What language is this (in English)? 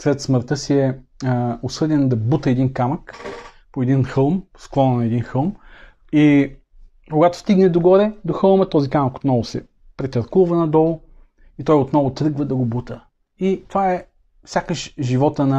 Bulgarian